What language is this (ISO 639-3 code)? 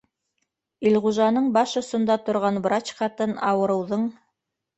bak